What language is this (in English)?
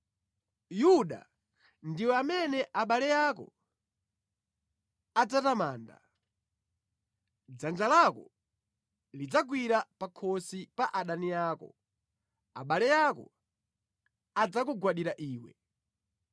Nyanja